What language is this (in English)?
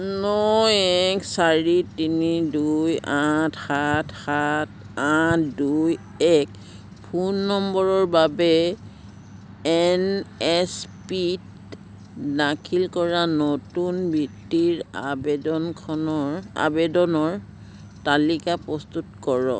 Assamese